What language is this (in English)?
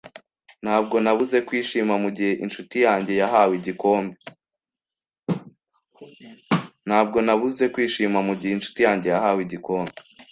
Kinyarwanda